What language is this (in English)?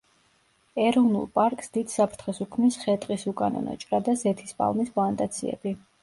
Georgian